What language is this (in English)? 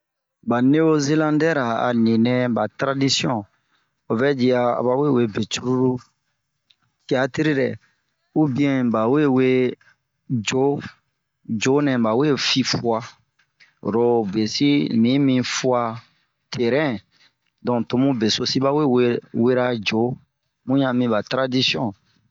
Bomu